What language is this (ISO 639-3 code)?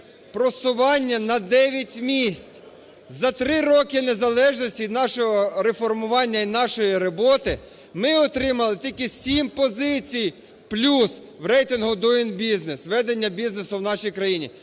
ukr